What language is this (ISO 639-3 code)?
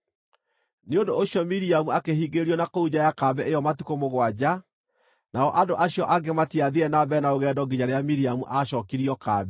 kik